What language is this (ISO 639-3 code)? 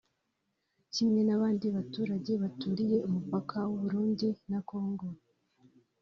kin